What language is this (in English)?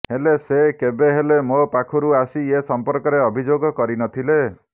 Odia